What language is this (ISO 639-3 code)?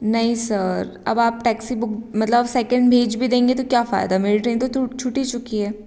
hin